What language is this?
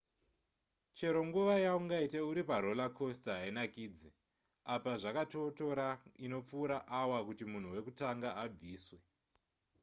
Shona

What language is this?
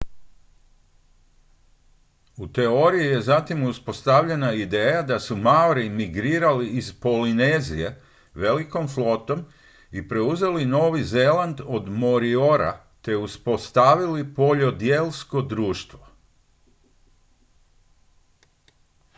Croatian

